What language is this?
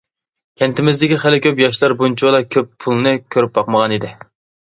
Uyghur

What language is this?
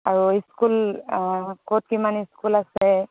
Assamese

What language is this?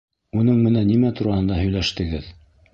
Bashkir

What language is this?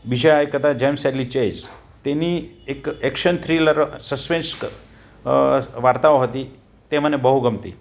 Gujarati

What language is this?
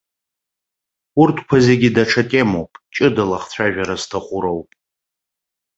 Abkhazian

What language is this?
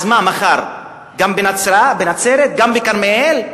Hebrew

